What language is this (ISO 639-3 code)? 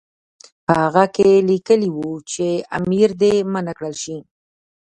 pus